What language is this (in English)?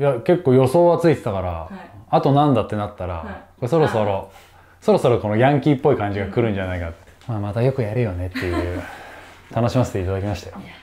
Japanese